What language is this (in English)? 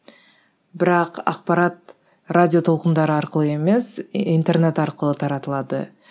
Kazakh